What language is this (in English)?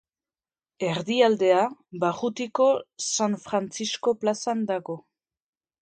Basque